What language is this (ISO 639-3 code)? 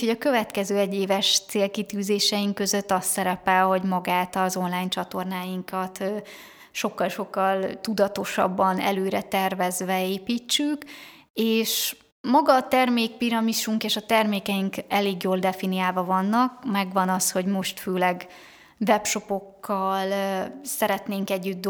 hun